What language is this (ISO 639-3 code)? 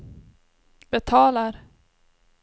swe